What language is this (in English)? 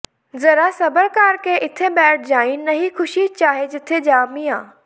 Punjabi